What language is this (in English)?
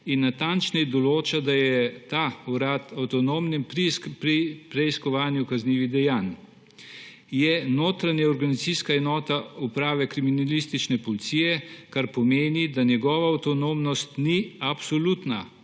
Slovenian